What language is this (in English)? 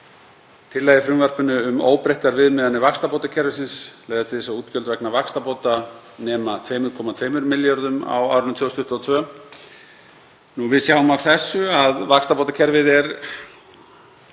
Icelandic